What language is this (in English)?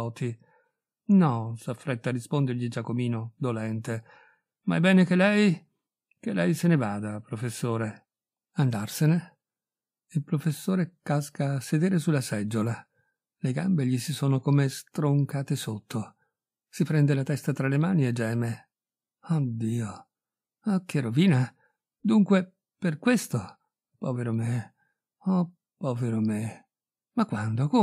Italian